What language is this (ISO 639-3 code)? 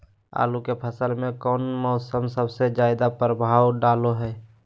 mag